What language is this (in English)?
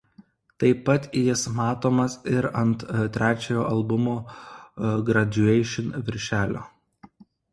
Lithuanian